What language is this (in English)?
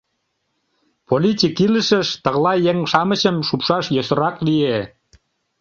Mari